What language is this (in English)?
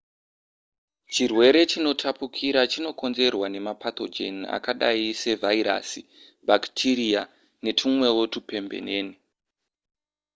Shona